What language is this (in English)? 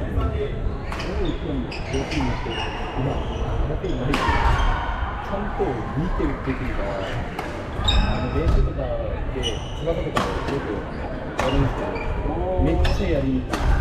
Japanese